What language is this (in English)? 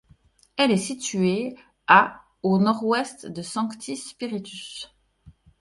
French